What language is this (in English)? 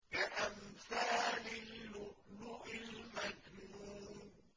Arabic